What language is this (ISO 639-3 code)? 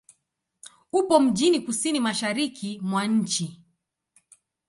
swa